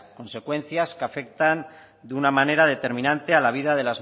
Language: Spanish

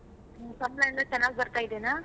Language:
Kannada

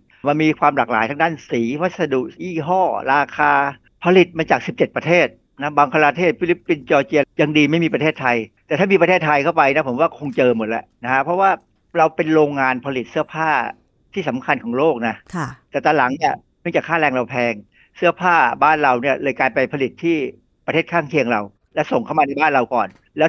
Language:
Thai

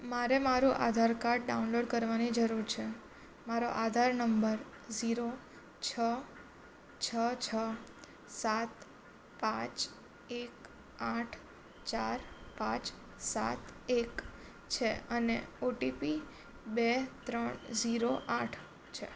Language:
Gujarati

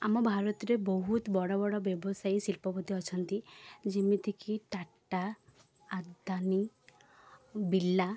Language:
Odia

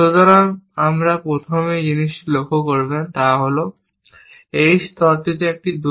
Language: Bangla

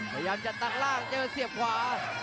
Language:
Thai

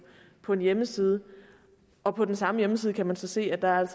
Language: Danish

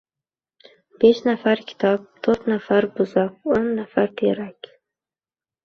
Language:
Uzbek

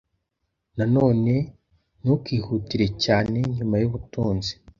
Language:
Kinyarwanda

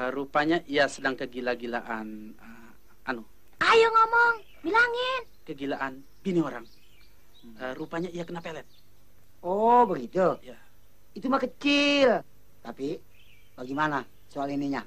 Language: Indonesian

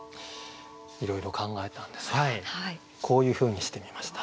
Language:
Japanese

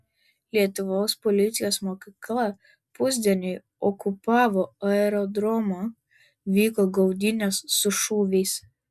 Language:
Lithuanian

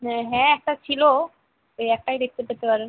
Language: Bangla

